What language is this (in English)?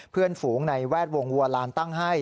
Thai